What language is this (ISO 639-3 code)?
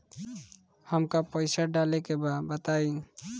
bho